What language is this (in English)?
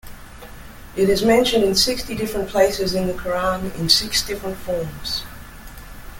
English